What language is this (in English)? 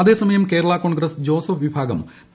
Malayalam